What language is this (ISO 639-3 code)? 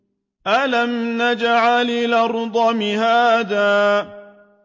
ara